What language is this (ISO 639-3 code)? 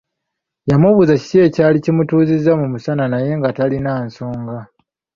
lug